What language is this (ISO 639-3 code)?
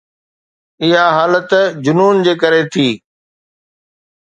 snd